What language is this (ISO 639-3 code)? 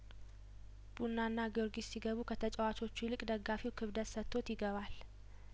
amh